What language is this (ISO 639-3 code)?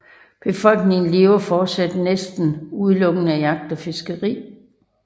dan